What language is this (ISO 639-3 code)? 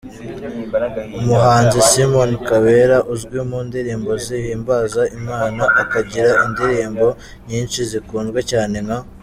kin